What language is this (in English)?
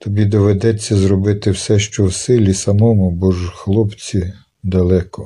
Ukrainian